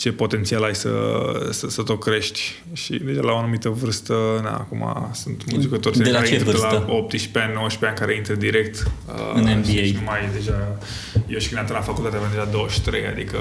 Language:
Romanian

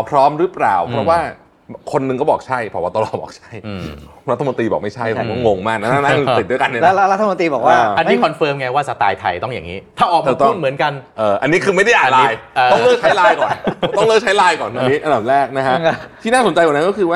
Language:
Thai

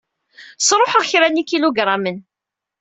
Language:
Kabyle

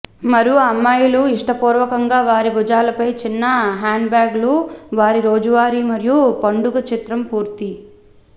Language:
Telugu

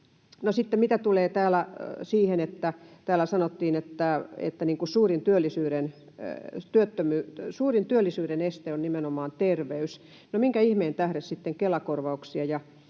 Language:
Finnish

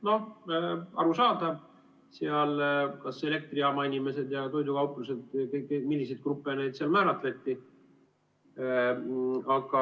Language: Estonian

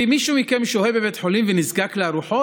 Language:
Hebrew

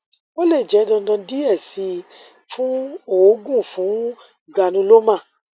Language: Yoruba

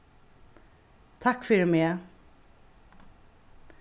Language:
Faroese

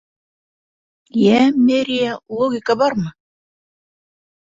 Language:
Bashkir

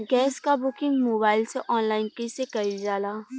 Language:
Bhojpuri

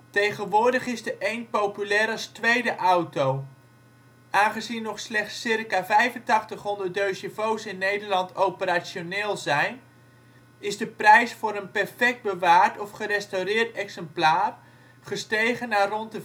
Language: Dutch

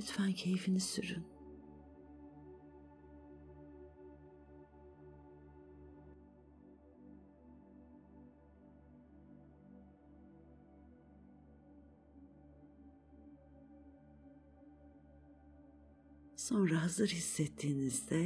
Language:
Turkish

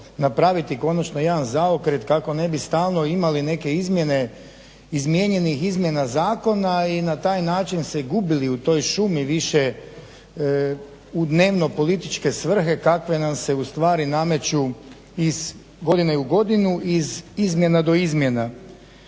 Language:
Croatian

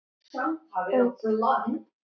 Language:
Icelandic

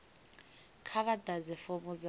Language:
Venda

